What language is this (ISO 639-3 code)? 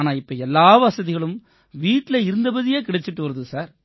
tam